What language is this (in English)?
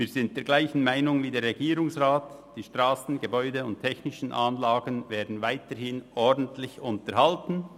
Swiss German